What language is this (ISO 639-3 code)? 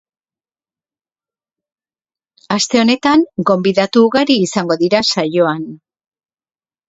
eus